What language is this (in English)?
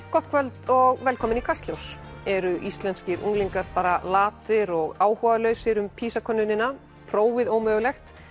Icelandic